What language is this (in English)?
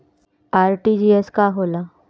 Bhojpuri